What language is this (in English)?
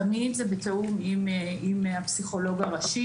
Hebrew